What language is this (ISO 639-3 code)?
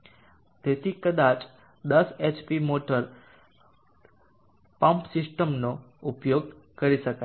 guj